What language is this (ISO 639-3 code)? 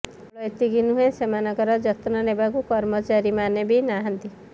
ori